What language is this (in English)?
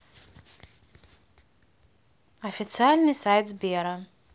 Russian